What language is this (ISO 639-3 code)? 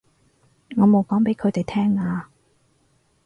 yue